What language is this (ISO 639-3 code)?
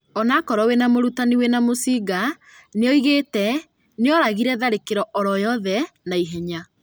kik